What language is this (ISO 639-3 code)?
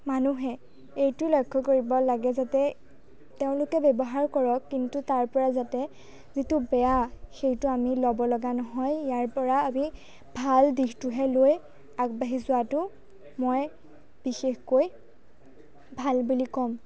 asm